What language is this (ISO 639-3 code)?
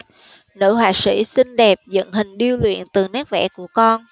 vie